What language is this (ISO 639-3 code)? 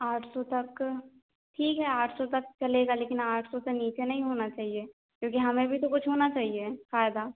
hin